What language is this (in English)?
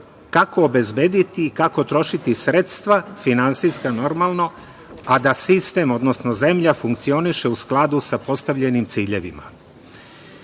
Serbian